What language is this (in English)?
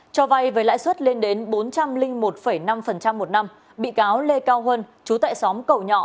Vietnamese